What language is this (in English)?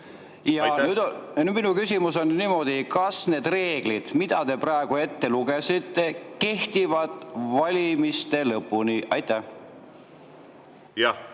Estonian